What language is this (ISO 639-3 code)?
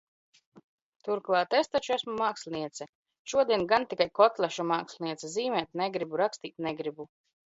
lav